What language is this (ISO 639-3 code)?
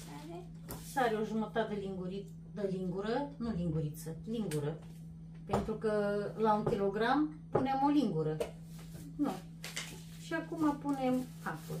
ron